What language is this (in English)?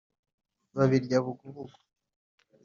Kinyarwanda